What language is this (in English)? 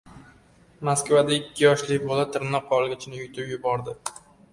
Uzbek